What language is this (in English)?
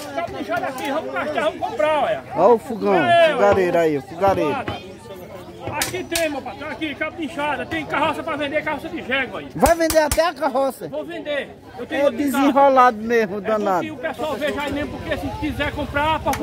Portuguese